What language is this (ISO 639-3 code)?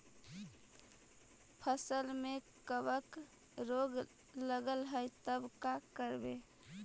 mag